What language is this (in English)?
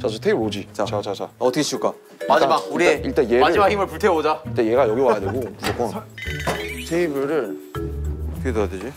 Korean